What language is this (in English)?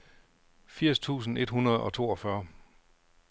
Danish